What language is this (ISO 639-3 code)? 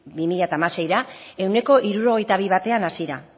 eus